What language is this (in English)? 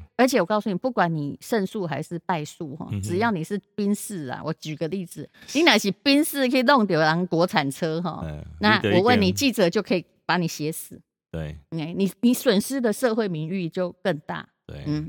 Chinese